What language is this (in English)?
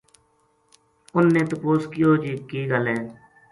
Gujari